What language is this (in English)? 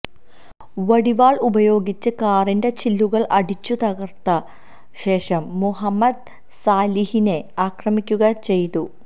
Malayalam